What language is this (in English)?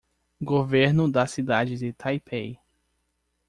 Portuguese